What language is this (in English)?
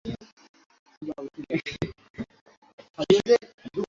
Bangla